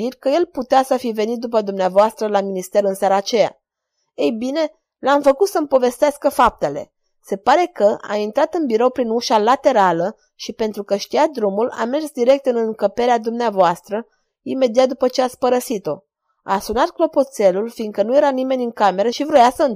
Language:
Romanian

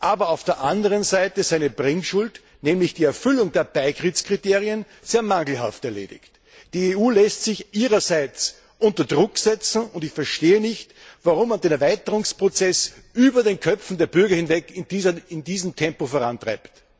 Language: German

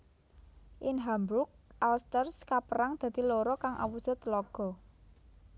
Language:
Javanese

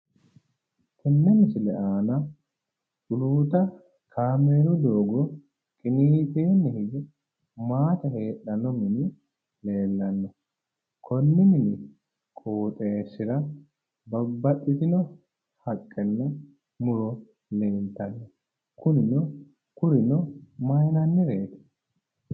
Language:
Sidamo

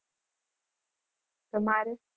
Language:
Gujarati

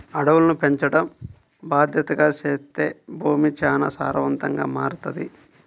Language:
Telugu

